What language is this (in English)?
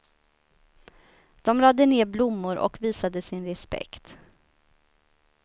Swedish